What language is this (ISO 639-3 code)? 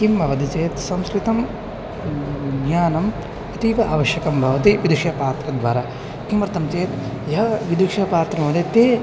san